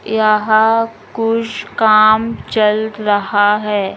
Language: Magahi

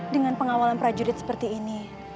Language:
Indonesian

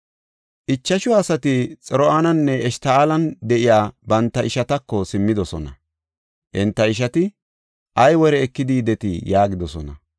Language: Gofa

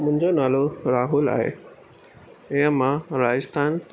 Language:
Sindhi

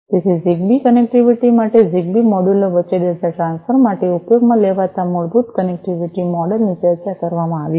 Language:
Gujarati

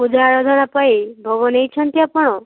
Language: Odia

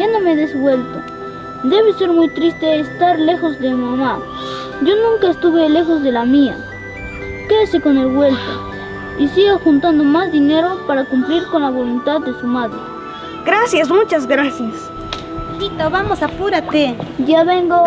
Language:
Spanish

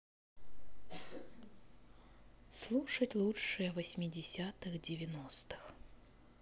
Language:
Russian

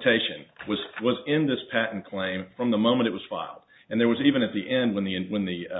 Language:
English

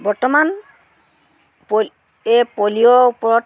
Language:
Assamese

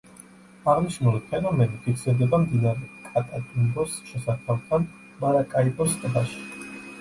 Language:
Georgian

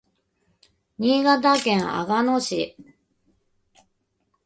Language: Japanese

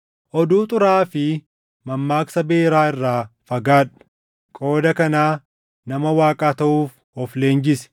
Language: Oromo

